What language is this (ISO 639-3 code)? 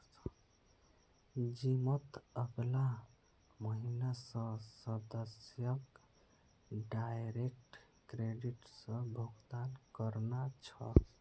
mag